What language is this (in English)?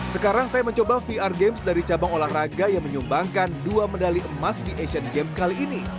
Indonesian